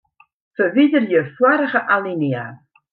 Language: Western Frisian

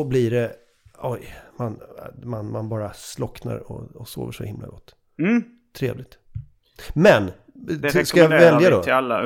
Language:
Swedish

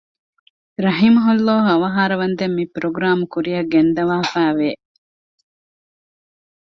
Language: Divehi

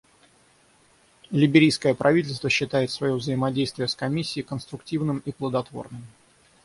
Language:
Russian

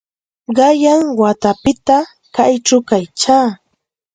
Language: Santa Ana de Tusi Pasco Quechua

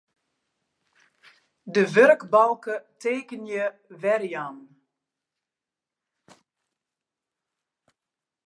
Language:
Western Frisian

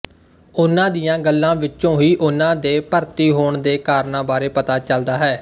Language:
Punjabi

